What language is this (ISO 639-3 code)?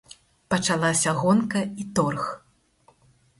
bel